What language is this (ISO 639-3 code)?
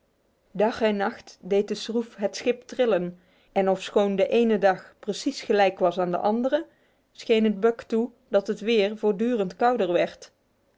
nld